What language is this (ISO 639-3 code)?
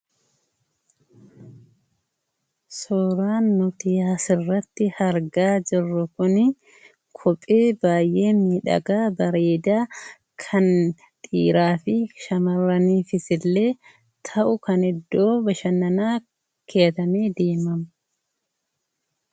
orm